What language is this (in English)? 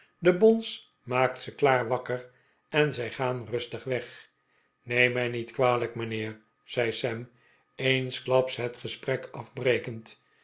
Dutch